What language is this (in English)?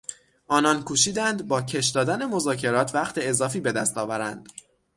Persian